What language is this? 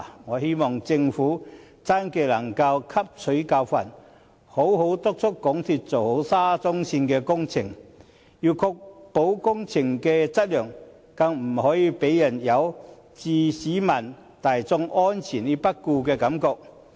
Cantonese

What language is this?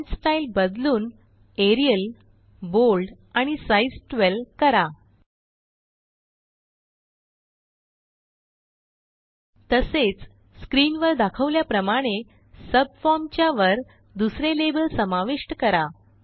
Marathi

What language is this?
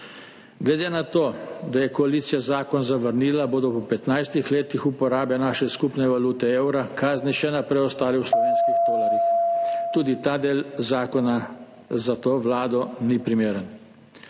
Slovenian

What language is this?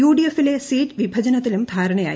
Malayalam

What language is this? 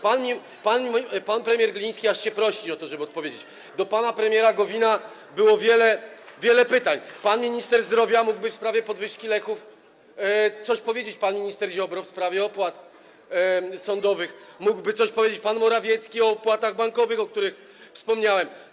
Polish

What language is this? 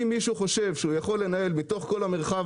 Hebrew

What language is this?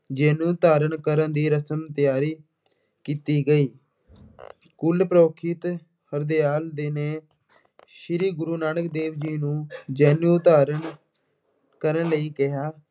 Punjabi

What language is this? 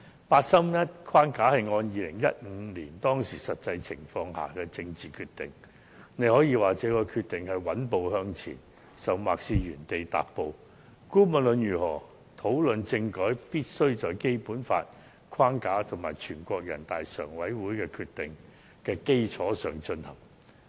Cantonese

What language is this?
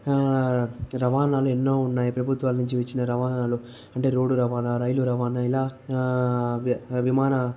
Telugu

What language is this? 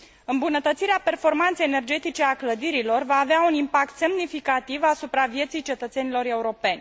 Romanian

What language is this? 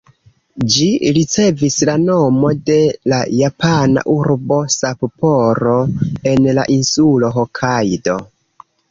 Esperanto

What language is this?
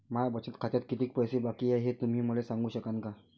Marathi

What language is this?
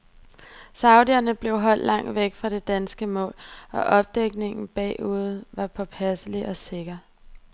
Danish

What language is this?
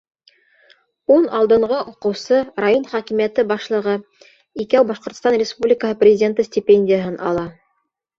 Bashkir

